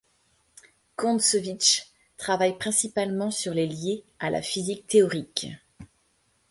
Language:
French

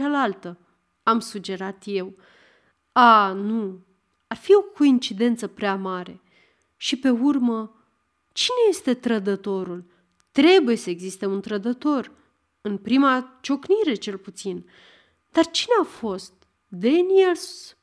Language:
Romanian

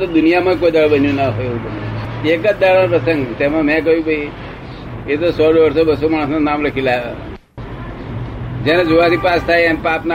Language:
Gujarati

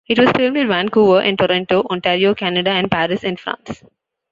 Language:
English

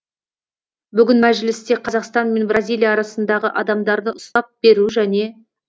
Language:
Kazakh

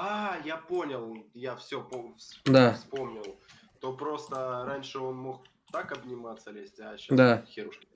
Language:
Russian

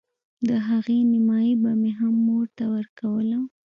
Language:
Pashto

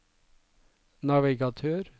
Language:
Norwegian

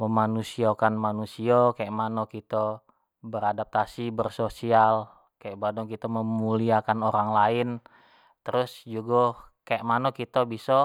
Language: Jambi Malay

